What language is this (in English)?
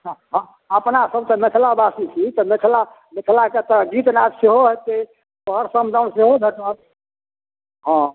Maithili